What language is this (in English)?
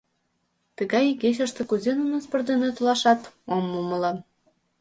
Mari